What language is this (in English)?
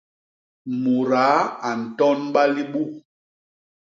Basaa